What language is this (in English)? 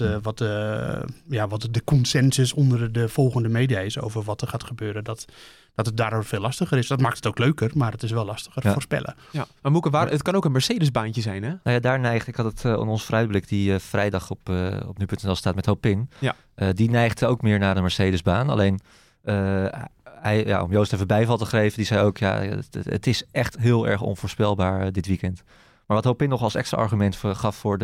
Dutch